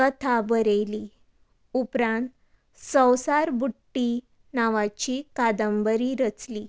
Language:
Konkani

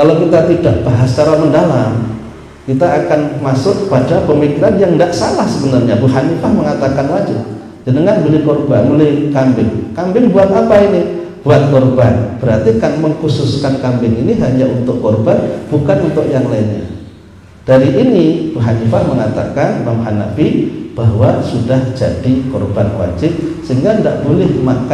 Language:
Indonesian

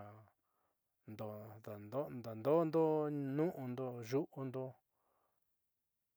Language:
Southeastern Nochixtlán Mixtec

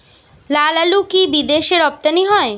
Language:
Bangla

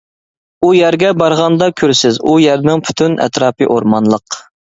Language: Uyghur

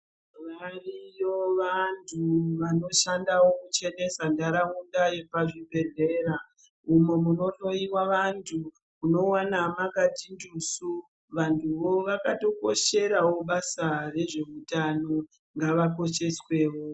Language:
Ndau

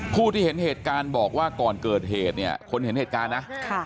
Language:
Thai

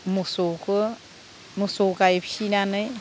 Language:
Bodo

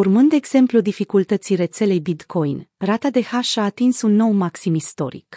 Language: Romanian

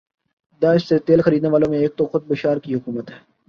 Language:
Urdu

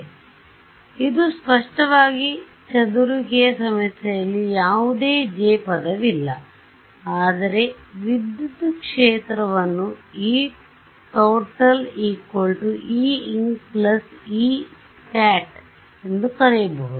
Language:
Kannada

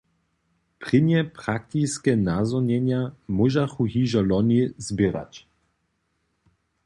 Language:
Upper Sorbian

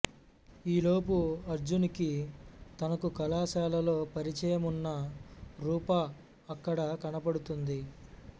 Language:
Telugu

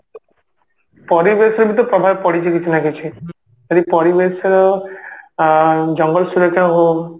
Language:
Odia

